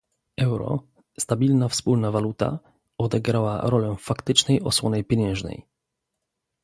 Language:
Polish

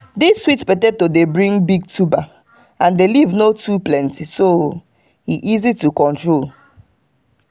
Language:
Nigerian Pidgin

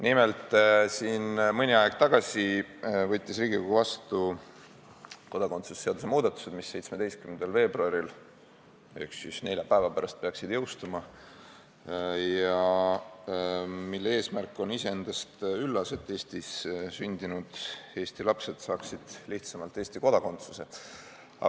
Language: Estonian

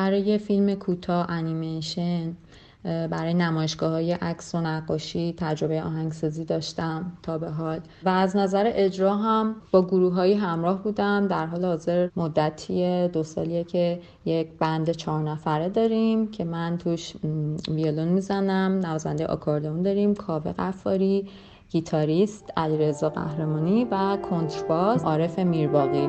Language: Persian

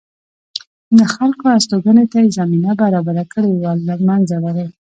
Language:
Pashto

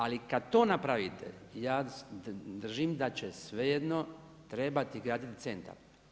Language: Croatian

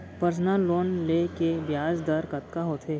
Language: Chhattisgarhi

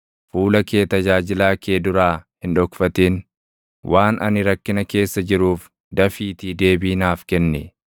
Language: Oromo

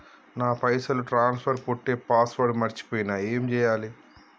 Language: Telugu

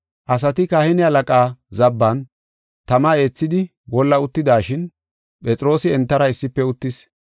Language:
Gofa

